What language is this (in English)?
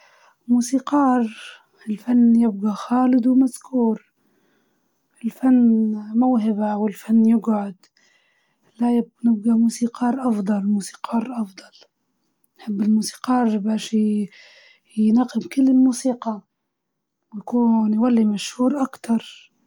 Libyan Arabic